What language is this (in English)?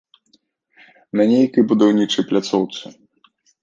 Belarusian